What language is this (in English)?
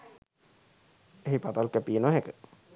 Sinhala